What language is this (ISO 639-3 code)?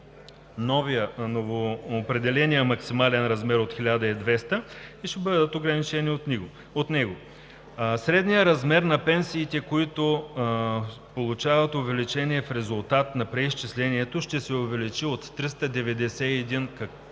bul